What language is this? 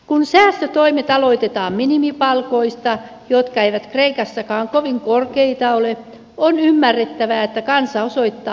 Finnish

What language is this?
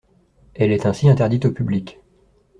French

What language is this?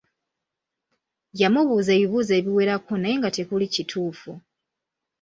Ganda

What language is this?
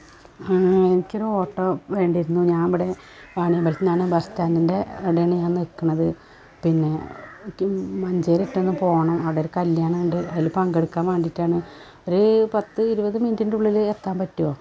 Malayalam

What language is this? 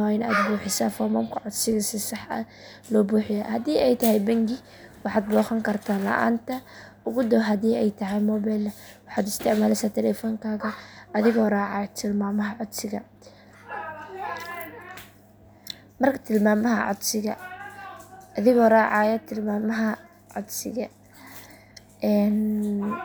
Somali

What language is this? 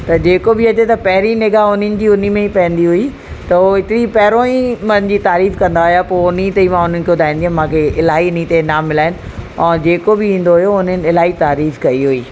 Sindhi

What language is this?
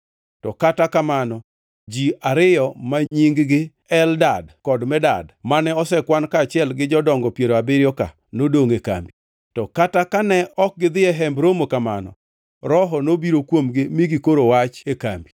Luo (Kenya and Tanzania)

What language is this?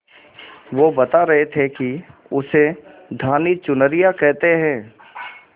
Hindi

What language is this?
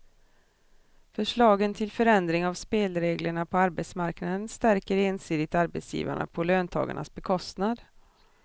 Swedish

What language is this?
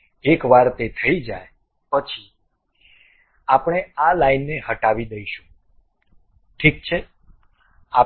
Gujarati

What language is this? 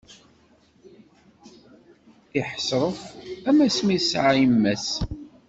Kabyle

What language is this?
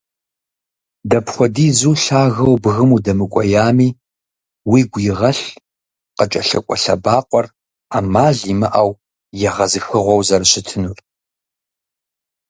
Kabardian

